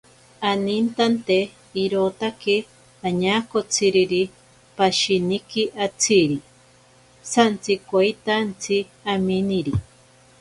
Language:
Ashéninka Perené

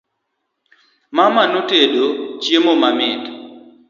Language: Luo (Kenya and Tanzania)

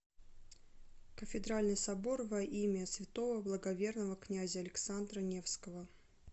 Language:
Russian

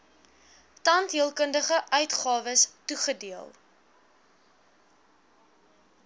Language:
Afrikaans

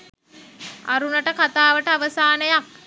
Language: Sinhala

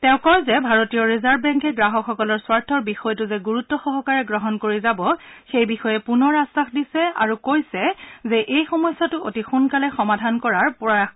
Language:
Assamese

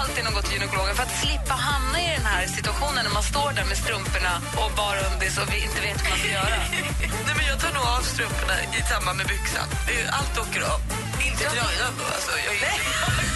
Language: Swedish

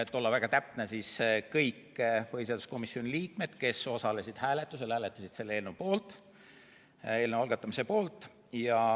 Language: Estonian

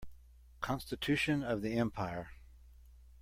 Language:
English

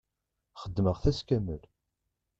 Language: Kabyle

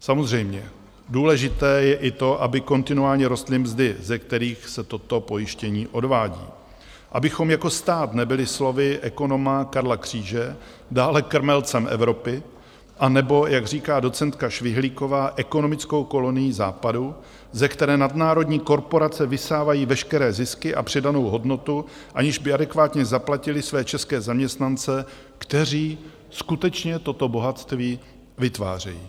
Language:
Czech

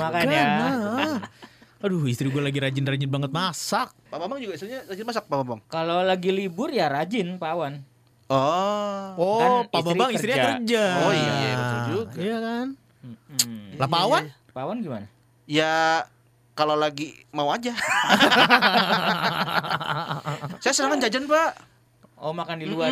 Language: Indonesian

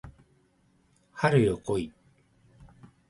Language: Japanese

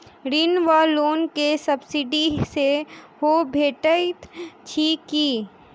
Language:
Maithili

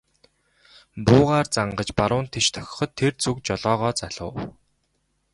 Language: Mongolian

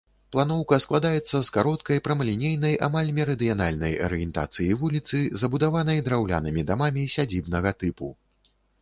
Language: Belarusian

